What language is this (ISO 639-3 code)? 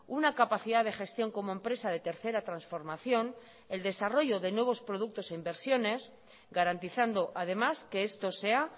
spa